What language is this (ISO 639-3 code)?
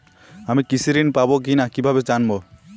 ben